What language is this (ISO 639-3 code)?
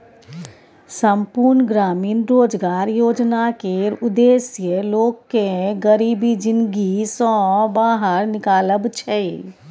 mai